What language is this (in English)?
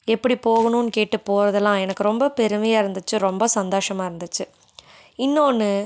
Tamil